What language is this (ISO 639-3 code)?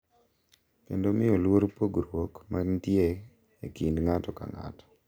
luo